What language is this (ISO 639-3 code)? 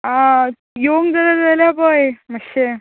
kok